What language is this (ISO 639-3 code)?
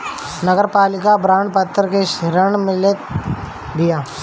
bho